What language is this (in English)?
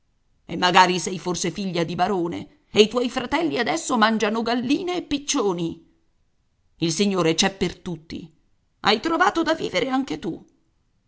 Italian